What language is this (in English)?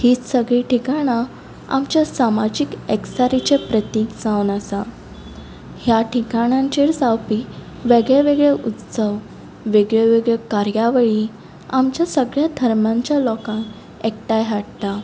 Konkani